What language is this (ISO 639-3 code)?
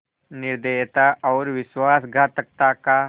hin